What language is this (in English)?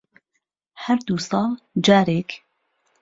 Central Kurdish